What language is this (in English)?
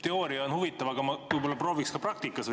Estonian